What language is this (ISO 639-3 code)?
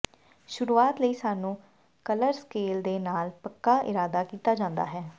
pan